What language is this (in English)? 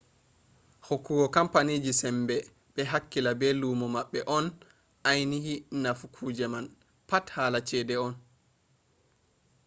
Fula